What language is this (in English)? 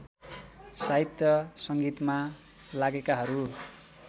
Nepali